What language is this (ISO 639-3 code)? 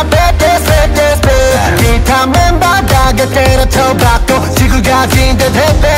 vie